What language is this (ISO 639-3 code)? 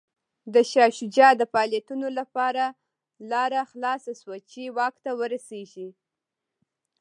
pus